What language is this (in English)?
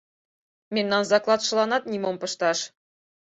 Mari